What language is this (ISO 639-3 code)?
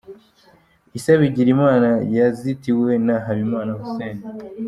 kin